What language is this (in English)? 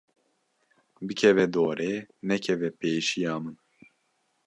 Kurdish